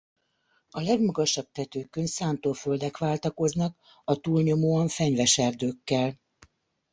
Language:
Hungarian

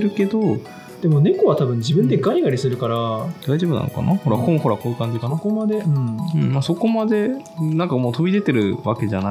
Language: Japanese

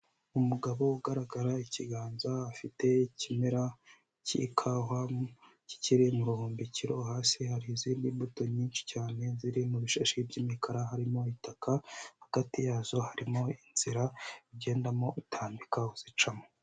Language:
Kinyarwanda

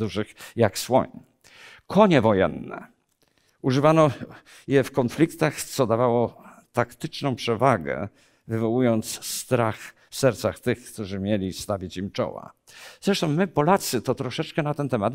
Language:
Polish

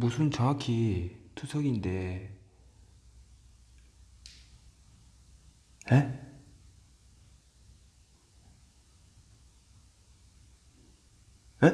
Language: Korean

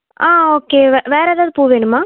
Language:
Tamil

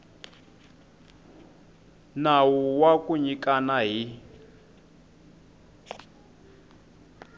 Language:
Tsonga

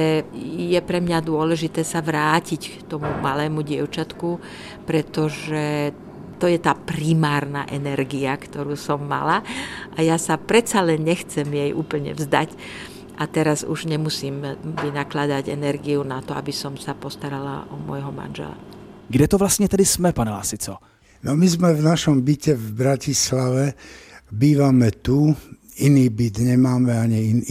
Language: Czech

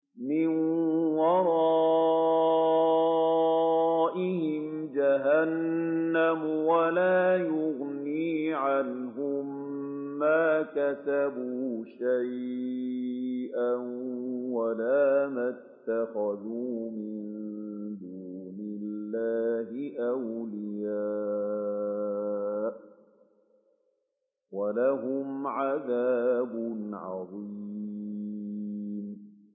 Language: Arabic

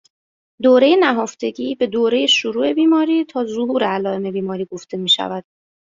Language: Persian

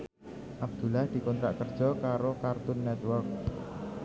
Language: Javanese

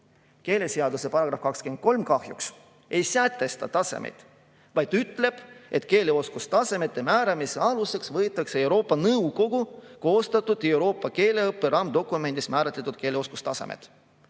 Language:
Estonian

